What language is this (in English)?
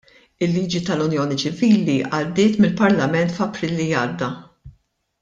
Maltese